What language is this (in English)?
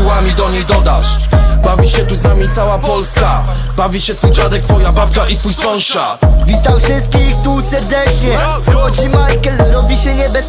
Polish